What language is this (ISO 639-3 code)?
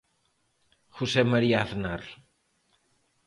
glg